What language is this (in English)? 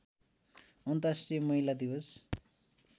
Nepali